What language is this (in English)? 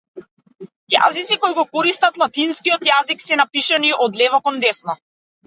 Macedonian